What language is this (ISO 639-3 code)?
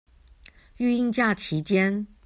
zho